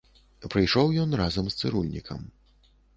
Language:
Belarusian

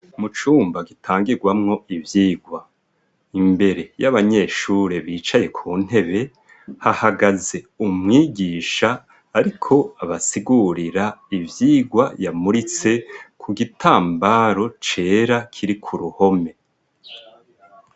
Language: Rundi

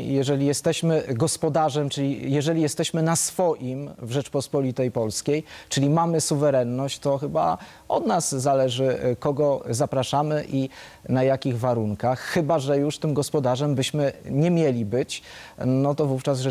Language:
Polish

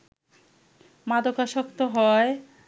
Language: Bangla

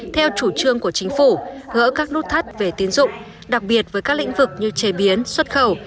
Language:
Vietnamese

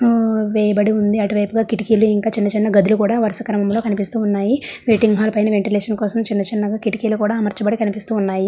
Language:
Telugu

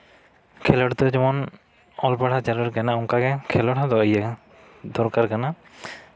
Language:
Santali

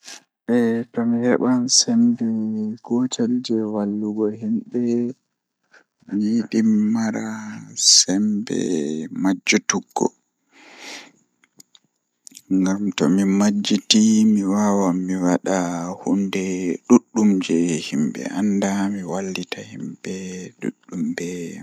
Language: Fula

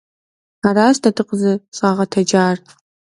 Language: Kabardian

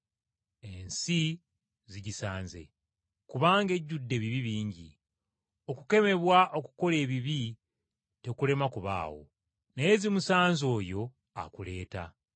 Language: Ganda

